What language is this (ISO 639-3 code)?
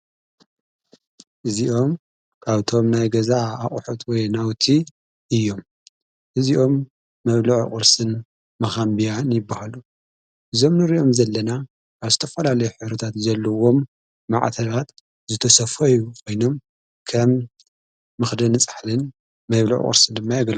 tir